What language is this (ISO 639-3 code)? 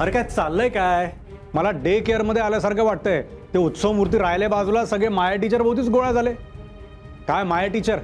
mar